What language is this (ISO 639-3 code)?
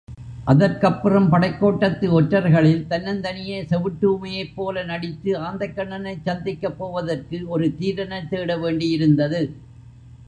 tam